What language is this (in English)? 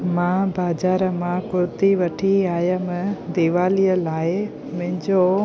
Sindhi